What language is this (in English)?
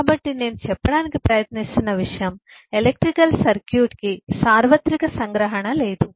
Telugu